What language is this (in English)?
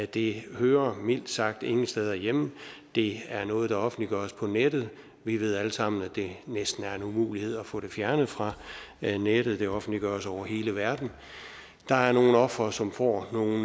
Danish